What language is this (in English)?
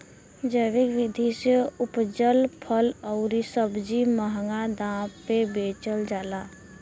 Bhojpuri